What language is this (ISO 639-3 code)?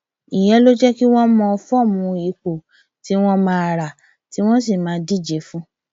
yor